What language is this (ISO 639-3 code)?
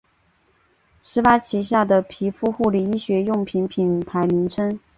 zho